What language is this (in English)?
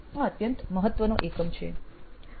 Gujarati